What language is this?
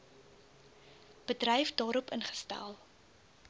Afrikaans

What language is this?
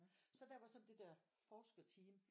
Danish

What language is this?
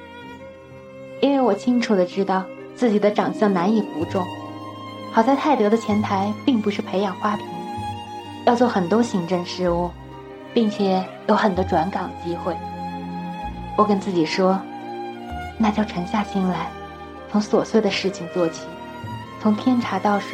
Chinese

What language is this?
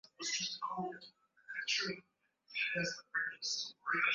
Swahili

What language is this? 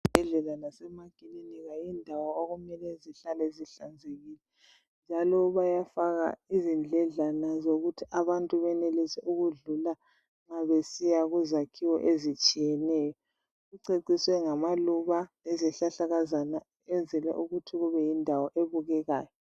North Ndebele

